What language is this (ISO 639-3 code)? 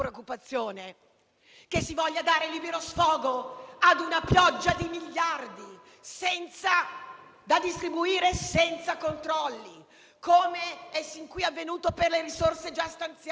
ita